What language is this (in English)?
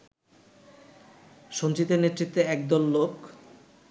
Bangla